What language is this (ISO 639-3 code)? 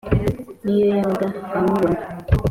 kin